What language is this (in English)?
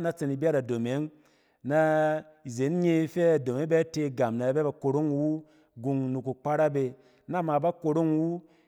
Cen